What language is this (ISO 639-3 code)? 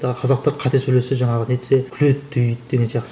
kaz